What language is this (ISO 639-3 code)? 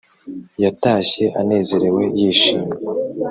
kin